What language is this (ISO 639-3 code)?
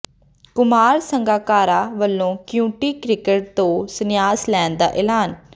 pan